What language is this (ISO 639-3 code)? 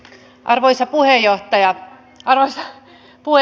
fin